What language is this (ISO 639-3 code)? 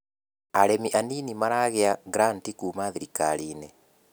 kik